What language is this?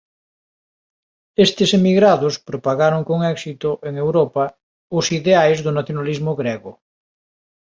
Galician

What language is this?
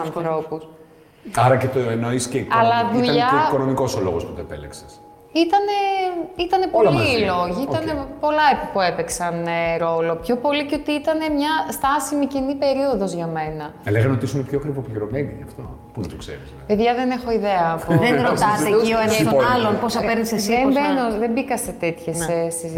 Greek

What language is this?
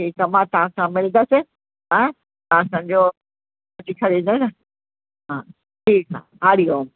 Sindhi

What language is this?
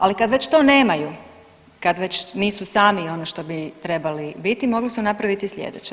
Croatian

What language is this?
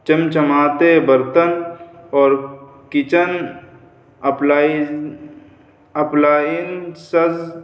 Urdu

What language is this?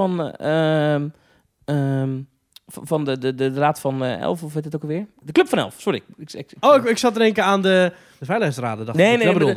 Dutch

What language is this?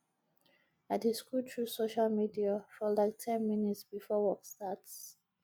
Nigerian Pidgin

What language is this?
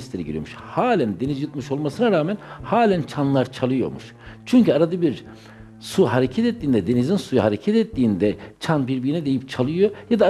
Turkish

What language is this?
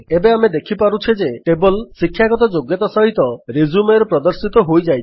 Odia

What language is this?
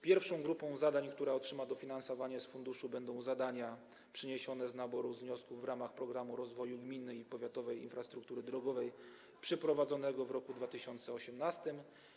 Polish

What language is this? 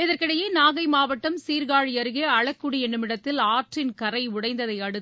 Tamil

